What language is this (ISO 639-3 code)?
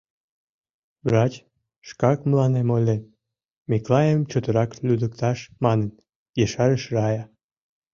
chm